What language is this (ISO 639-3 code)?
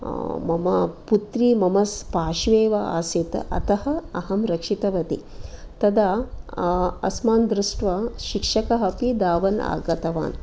san